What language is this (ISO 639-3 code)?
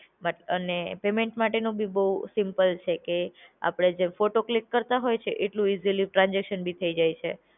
guj